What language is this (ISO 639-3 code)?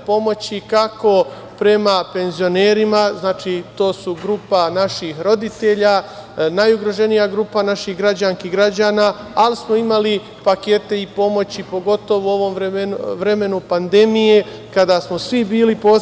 srp